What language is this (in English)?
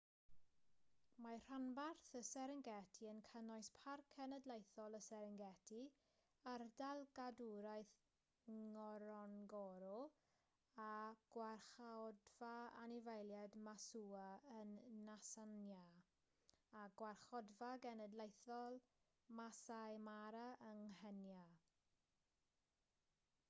Welsh